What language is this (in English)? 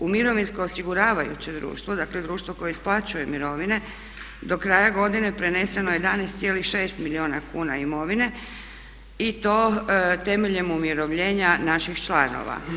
Croatian